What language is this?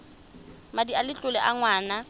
Tswana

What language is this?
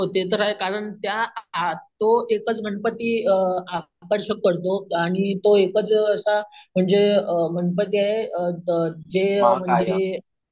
Marathi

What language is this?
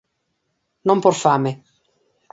Galician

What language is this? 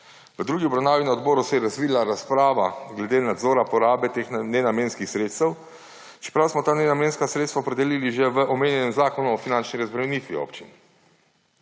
Slovenian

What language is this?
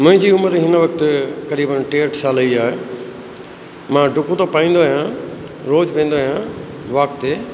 Sindhi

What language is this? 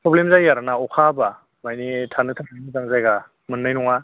Bodo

